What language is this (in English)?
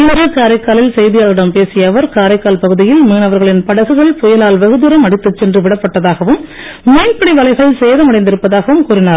Tamil